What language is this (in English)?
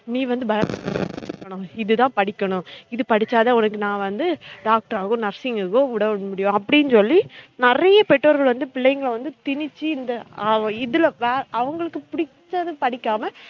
Tamil